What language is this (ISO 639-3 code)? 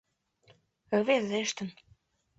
chm